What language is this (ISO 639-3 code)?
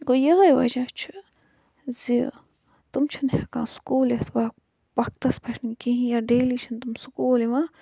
kas